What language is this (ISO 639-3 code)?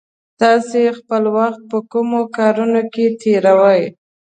pus